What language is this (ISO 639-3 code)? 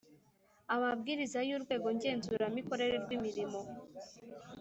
kin